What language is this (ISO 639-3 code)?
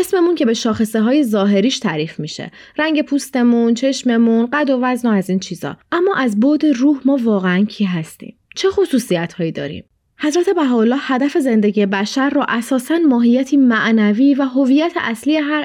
fas